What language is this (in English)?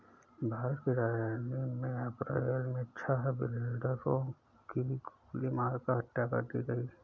Hindi